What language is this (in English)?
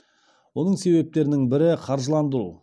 Kazakh